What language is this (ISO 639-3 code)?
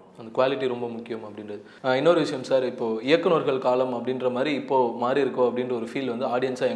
tam